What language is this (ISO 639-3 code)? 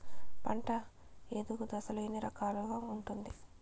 tel